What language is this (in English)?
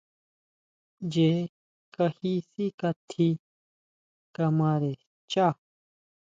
Huautla Mazatec